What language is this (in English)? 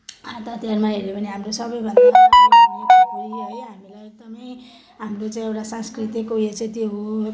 Nepali